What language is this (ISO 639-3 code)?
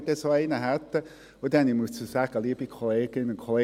gsw